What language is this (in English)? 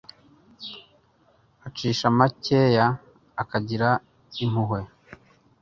Kinyarwanda